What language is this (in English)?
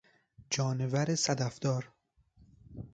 Persian